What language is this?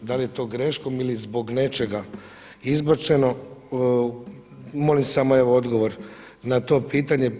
Croatian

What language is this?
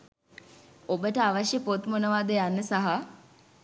Sinhala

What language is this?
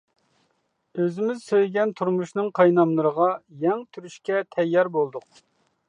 Uyghur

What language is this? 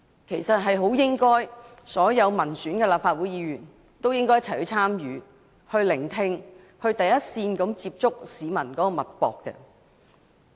Cantonese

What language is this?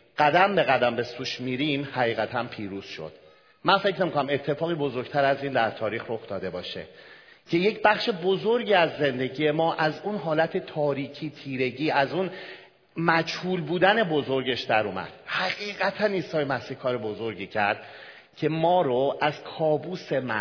Persian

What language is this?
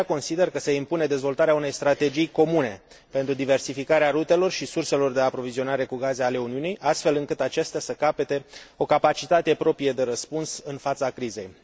Romanian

